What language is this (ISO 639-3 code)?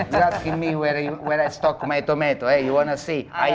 ind